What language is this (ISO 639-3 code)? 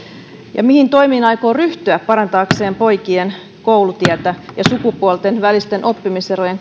fin